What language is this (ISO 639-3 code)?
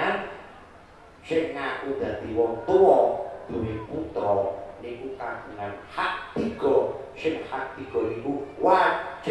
ind